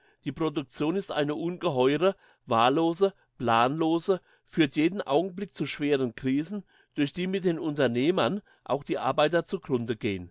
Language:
German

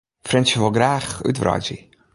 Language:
Western Frisian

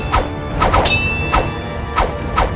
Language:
Indonesian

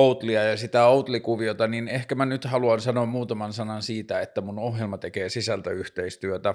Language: Finnish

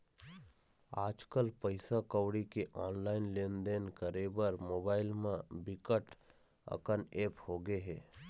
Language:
Chhattisgarhi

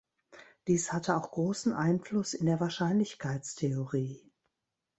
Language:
German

